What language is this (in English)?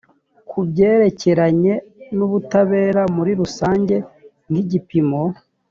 Kinyarwanda